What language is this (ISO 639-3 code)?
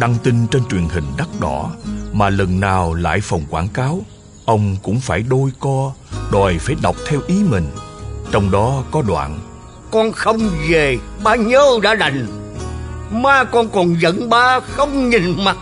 vie